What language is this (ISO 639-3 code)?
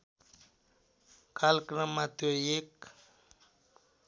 nep